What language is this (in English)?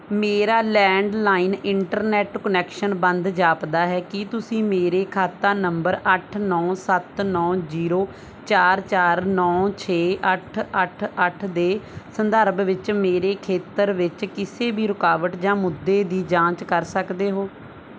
Punjabi